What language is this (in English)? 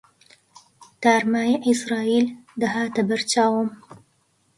Central Kurdish